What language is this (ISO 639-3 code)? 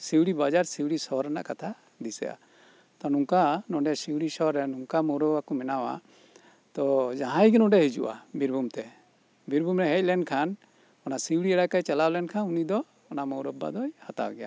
sat